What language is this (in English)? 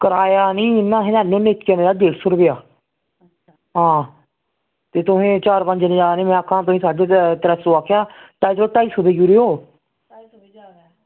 Dogri